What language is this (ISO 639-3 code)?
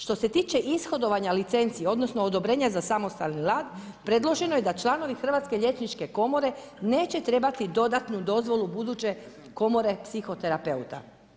hrv